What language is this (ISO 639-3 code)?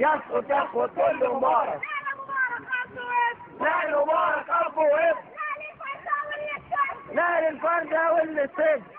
ara